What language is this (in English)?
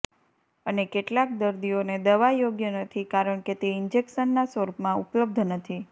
Gujarati